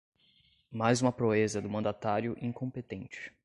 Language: Portuguese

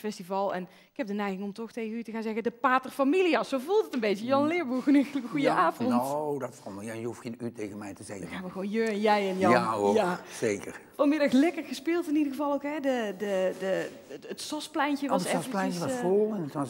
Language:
Dutch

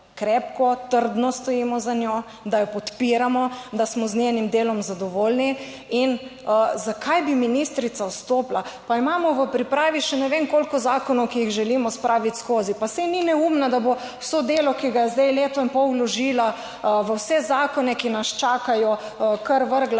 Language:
Slovenian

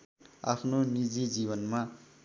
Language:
Nepali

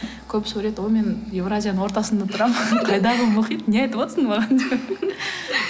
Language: Kazakh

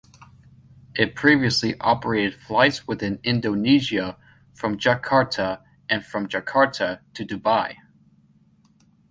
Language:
English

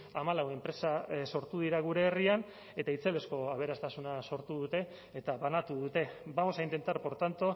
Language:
Basque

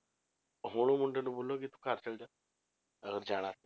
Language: Punjabi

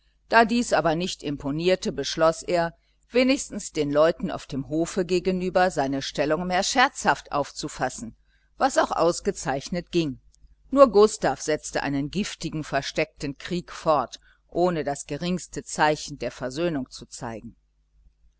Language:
German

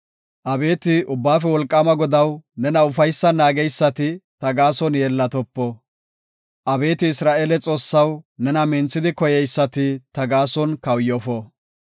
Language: Gofa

